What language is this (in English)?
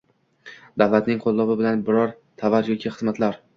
Uzbek